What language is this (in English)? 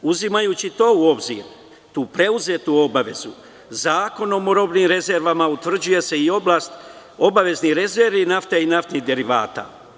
Serbian